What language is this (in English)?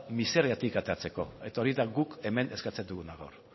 Basque